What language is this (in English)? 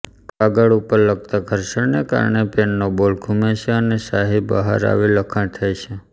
Gujarati